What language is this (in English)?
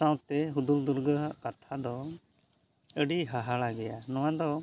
Santali